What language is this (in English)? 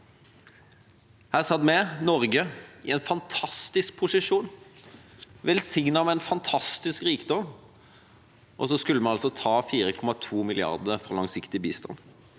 Norwegian